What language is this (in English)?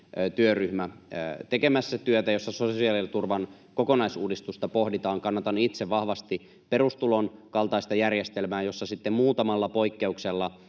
Finnish